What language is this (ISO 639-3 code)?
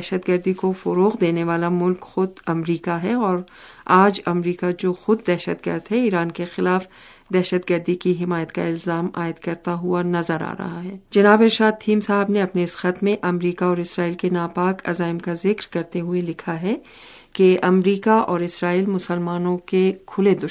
urd